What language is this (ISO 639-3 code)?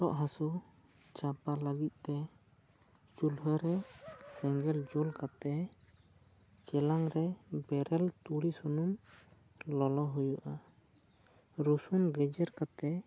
sat